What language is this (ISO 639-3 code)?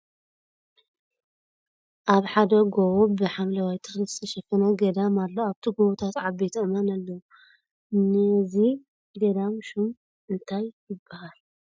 tir